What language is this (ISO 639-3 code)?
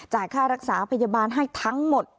tha